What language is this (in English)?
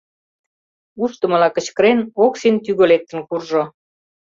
Mari